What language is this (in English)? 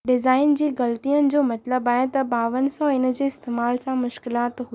Sindhi